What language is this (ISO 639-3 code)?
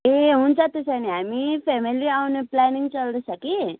nep